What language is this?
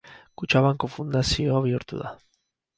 Basque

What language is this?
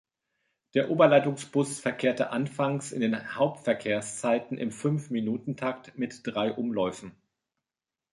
German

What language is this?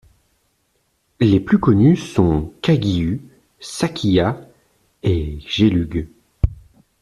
French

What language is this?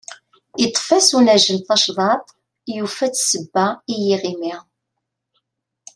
Kabyle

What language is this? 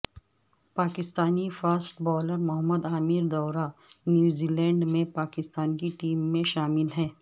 Urdu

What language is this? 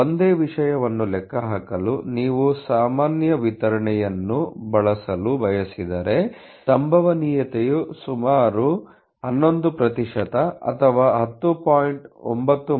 Kannada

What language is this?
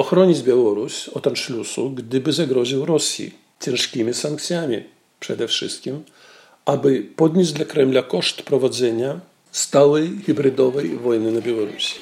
Polish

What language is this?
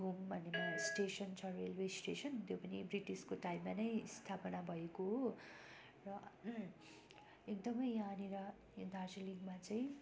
Nepali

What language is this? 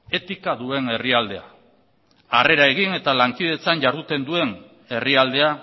Basque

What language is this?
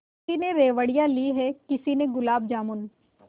Hindi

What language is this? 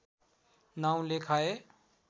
Nepali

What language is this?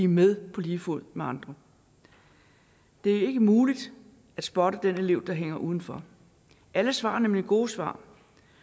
Danish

